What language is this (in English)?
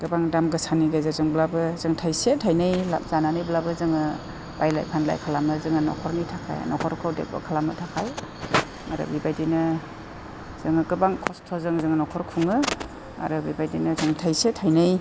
Bodo